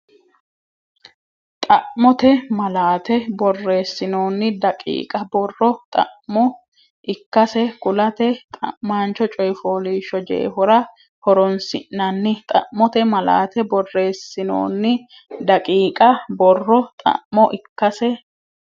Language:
Sidamo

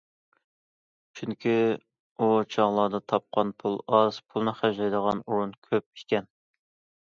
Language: Uyghur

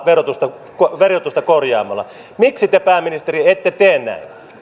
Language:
Finnish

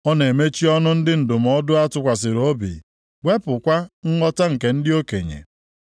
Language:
Igbo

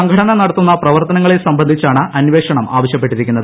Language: Malayalam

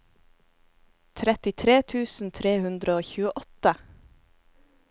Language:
Norwegian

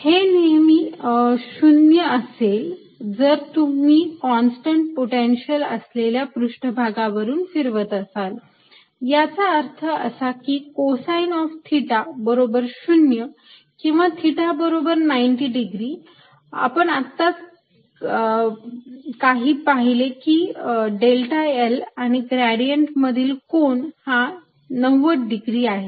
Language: Marathi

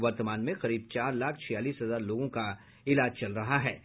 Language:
Hindi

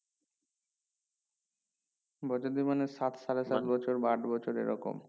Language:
Bangla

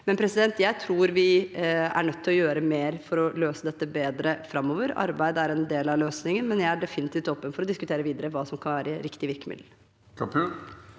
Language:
Norwegian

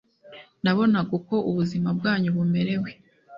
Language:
Kinyarwanda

